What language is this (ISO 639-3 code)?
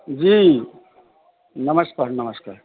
mai